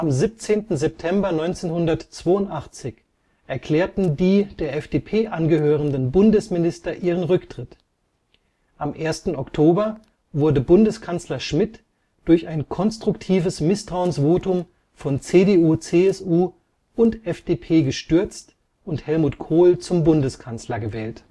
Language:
German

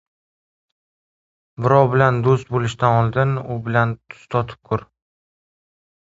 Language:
Uzbek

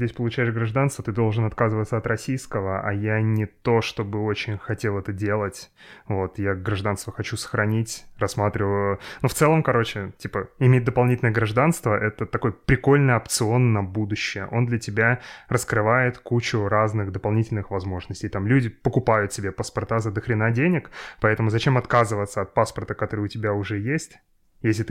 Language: Russian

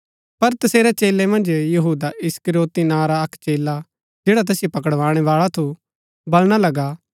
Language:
Gaddi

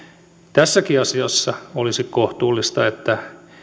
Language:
Finnish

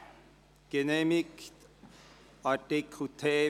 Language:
Swiss German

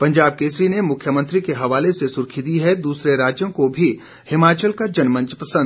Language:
Hindi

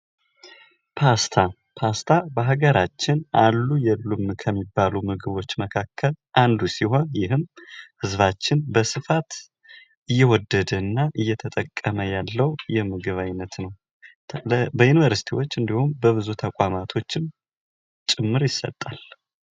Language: Amharic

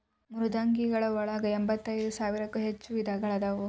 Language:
Kannada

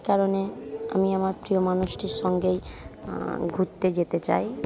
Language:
Bangla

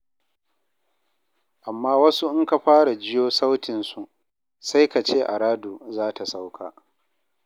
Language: Hausa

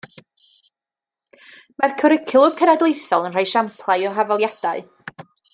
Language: Welsh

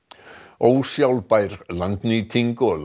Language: Icelandic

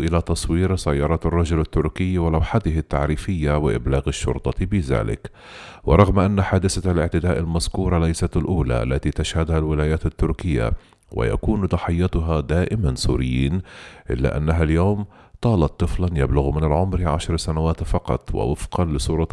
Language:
Arabic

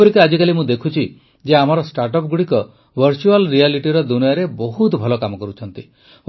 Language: Odia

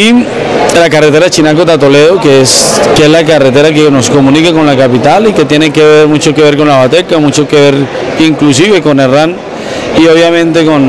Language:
Spanish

